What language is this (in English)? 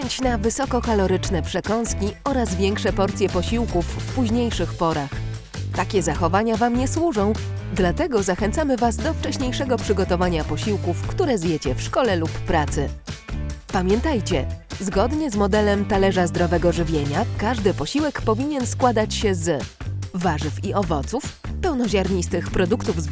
Polish